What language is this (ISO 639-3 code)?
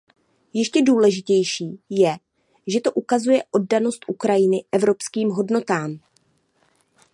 ces